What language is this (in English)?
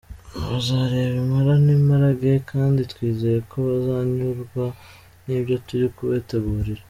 Kinyarwanda